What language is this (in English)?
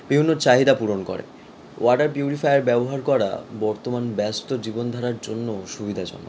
Bangla